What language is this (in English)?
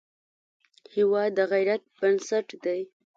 Pashto